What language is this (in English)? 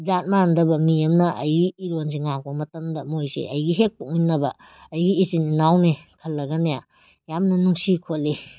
Manipuri